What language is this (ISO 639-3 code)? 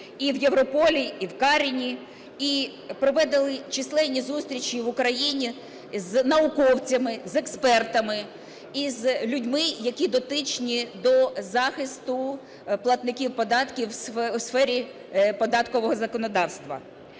ukr